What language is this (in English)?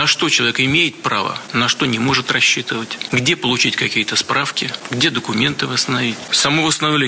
Russian